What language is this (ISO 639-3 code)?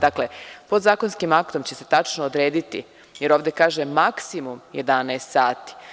srp